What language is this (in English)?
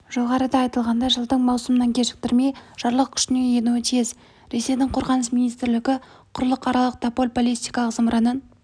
Kazakh